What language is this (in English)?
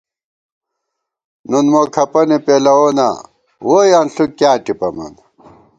Gawar-Bati